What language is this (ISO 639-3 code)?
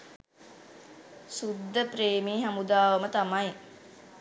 sin